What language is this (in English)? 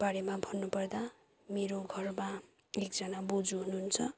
Nepali